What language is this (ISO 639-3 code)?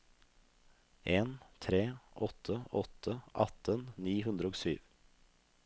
nor